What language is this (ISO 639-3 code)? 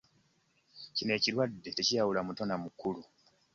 lug